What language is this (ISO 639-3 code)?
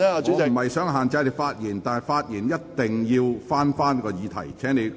yue